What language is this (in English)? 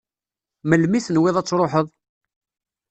Kabyle